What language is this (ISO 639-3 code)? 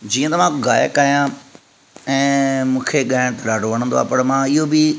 snd